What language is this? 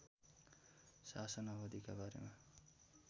Nepali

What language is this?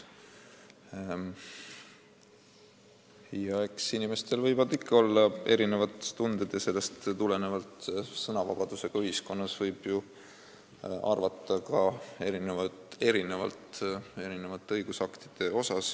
Estonian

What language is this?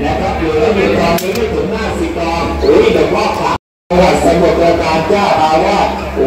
Thai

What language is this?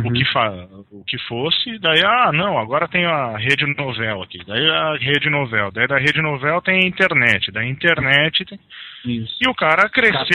Portuguese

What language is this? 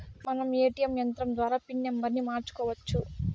Telugu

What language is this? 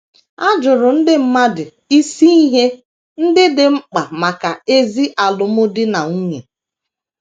Igbo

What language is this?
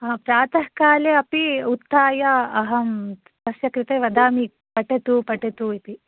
Sanskrit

